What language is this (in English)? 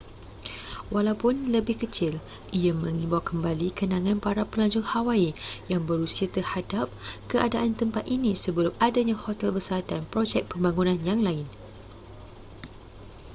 Malay